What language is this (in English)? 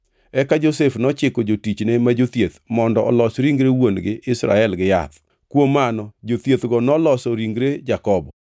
Luo (Kenya and Tanzania)